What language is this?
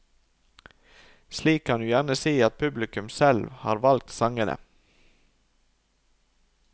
Norwegian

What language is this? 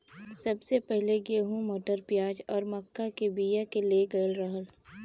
Bhojpuri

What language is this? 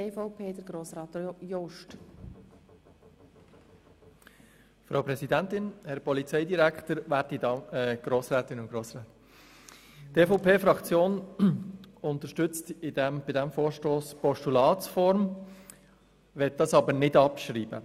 Swiss German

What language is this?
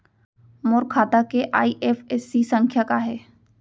Chhattisgarhi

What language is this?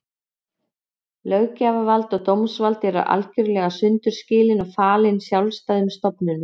Icelandic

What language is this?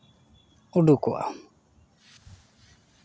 Santali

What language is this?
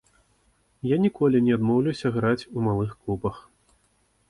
Belarusian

